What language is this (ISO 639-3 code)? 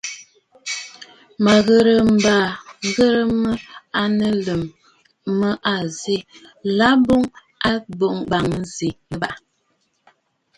bfd